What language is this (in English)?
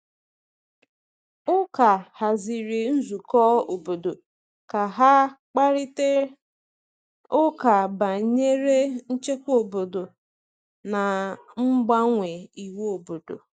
Igbo